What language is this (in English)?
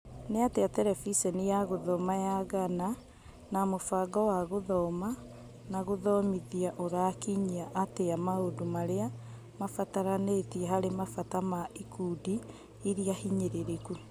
Kikuyu